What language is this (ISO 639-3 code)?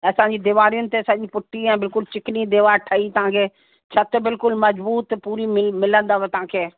snd